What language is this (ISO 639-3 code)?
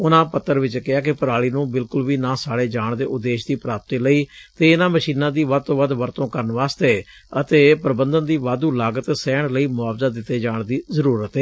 pan